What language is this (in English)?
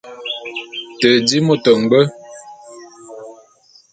Bulu